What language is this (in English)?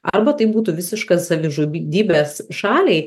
Lithuanian